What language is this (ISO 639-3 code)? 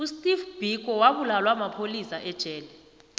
nbl